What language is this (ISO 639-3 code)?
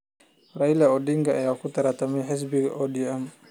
som